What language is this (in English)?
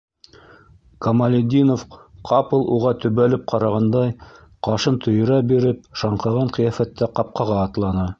Bashkir